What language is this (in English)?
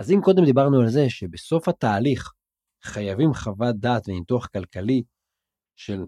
Hebrew